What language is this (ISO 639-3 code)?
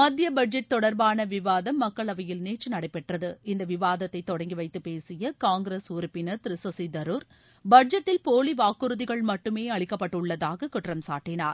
tam